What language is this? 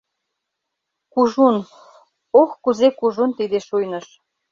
Mari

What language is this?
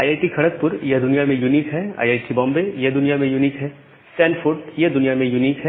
Hindi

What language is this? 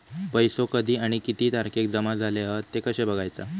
Marathi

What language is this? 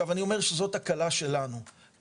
Hebrew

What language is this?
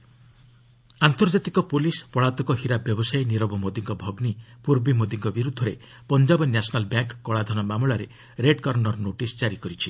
Odia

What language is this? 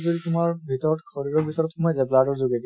Assamese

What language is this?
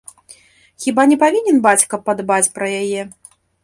Belarusian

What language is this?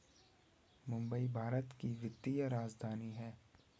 Hindi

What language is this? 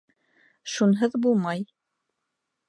Bashkir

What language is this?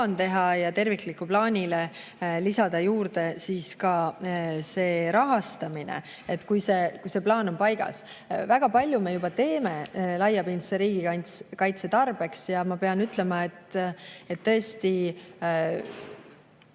Estonian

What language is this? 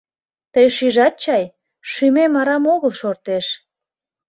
Mari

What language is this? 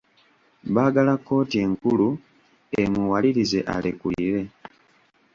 Ganda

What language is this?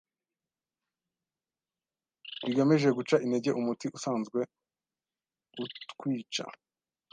Kinyarwanda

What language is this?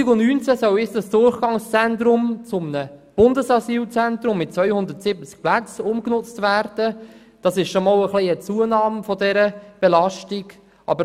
Swiss German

